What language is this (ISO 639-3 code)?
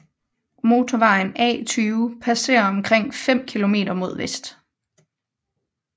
dan